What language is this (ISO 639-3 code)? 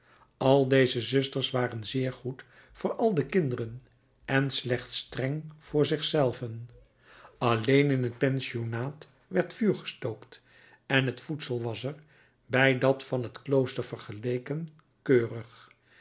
nld